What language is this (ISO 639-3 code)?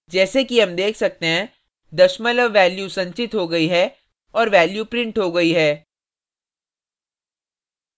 hin